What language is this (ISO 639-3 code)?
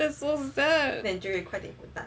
eng